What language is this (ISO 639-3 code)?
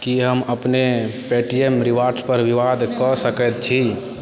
mai